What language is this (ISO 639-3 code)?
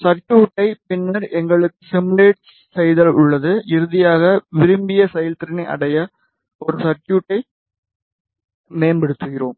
tam